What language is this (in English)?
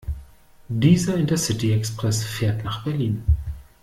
German